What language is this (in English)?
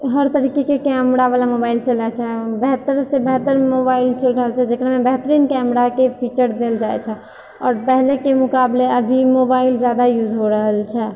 Maithili